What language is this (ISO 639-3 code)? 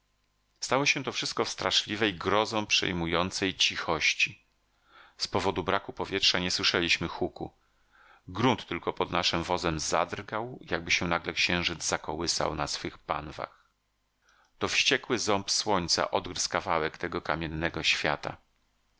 pol